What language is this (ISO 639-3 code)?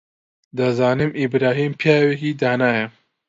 ckb